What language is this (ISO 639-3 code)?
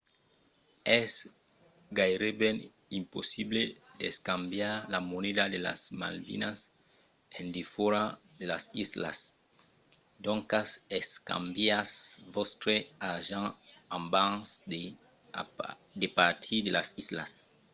oci